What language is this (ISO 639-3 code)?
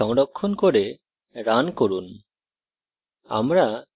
ben